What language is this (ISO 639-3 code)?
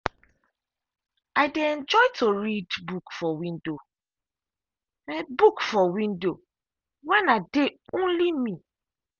pcm